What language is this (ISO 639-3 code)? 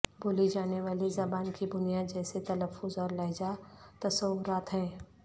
urd